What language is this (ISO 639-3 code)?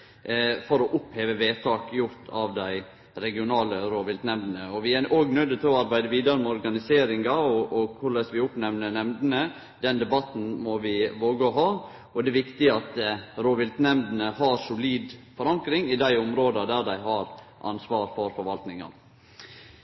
nno